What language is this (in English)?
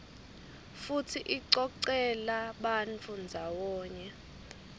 Swati